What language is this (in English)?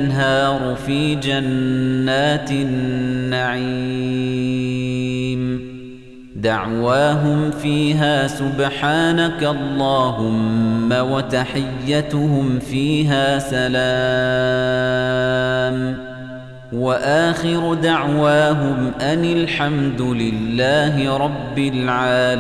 Arabic